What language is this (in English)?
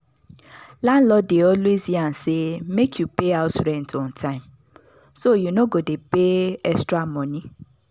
Nigerian Pidgin